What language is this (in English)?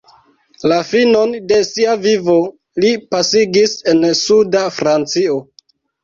Esperanto